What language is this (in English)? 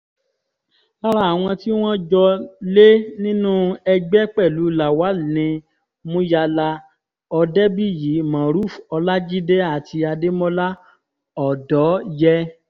Yoruba